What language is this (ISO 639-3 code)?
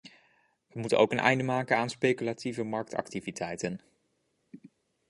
nld